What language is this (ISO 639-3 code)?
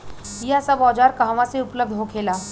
bho